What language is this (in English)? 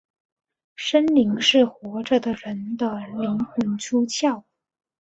Chinese